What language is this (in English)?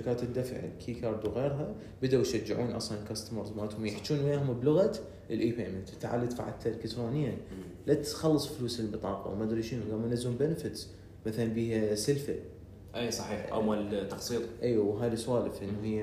Arabic